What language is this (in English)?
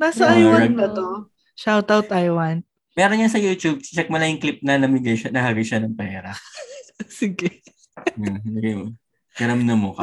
Filipino